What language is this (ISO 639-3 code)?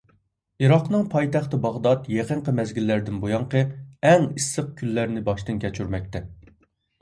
uig